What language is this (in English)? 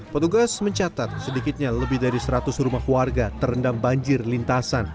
Indonesian